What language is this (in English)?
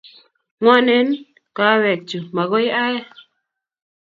Kalenjin